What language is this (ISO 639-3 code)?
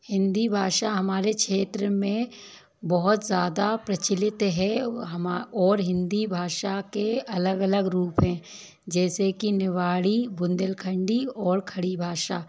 hin